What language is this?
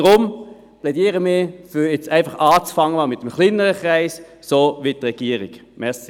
Swiss German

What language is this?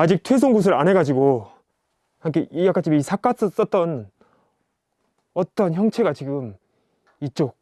Korean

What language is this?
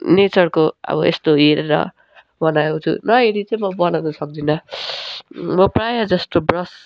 Nepali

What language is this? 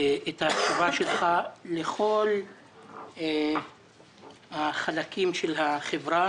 Hebrew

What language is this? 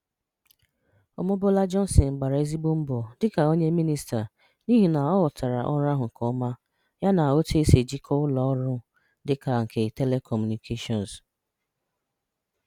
Igbo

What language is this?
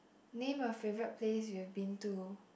English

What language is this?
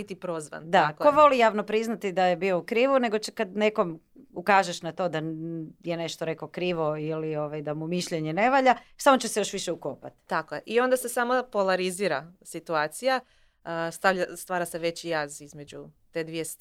Croatian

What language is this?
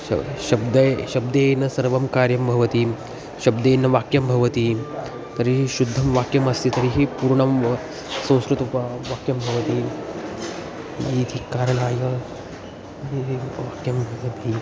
Sanskrit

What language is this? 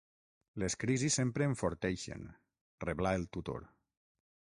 Catalan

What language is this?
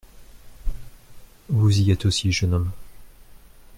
French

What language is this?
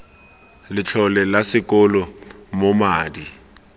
Tswana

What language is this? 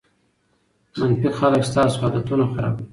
Pashto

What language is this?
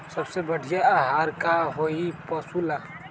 Magahi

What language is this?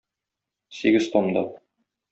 Tatar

